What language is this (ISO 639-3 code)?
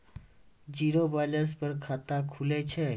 mai